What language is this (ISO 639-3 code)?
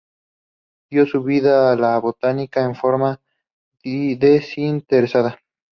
spa